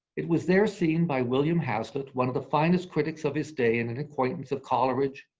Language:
English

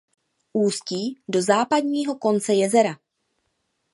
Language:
Czech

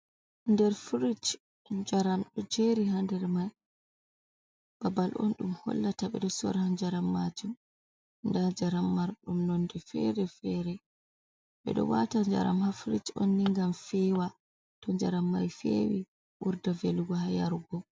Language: Fula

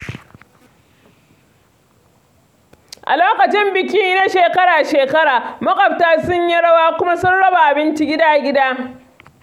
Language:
Hausa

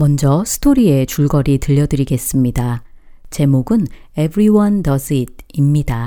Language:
Korean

